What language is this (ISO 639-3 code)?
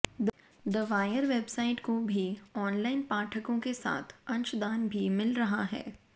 hin